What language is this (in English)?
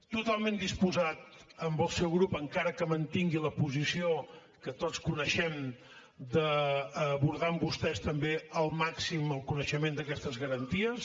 Catalan